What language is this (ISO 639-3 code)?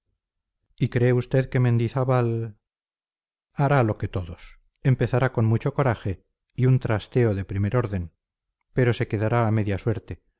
spa